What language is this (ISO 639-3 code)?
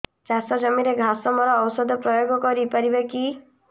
ori